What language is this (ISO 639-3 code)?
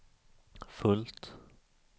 swe